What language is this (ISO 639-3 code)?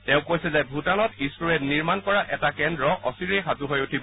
asm